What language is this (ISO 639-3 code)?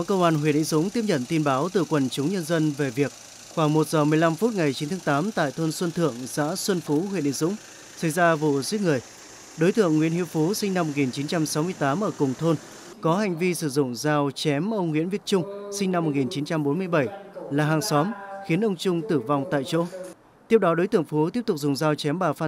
vie